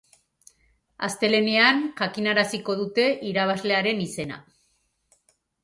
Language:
Basque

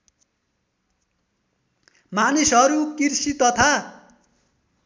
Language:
Nepali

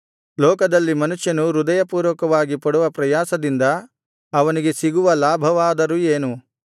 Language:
Kannada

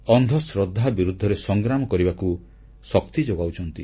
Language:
Odia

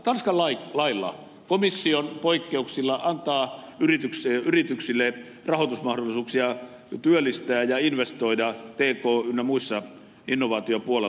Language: Finnish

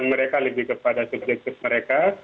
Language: Indonesian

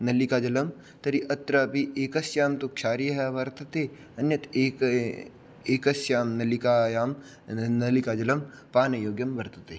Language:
Sanskrit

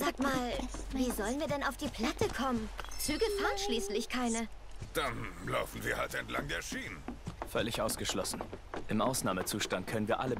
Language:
German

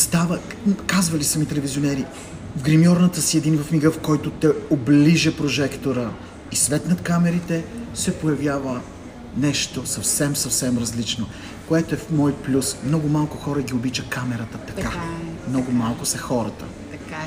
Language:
Bulgarian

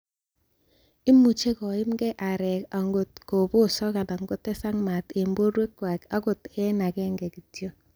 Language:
Kalenjin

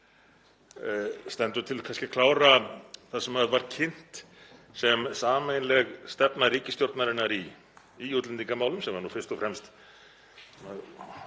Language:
Icelandic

